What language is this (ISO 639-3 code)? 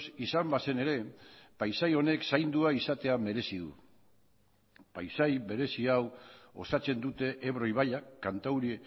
eus